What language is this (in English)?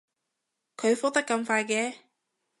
Cantonese